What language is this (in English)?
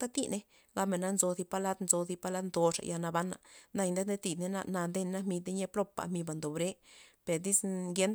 Loxicha Zapotec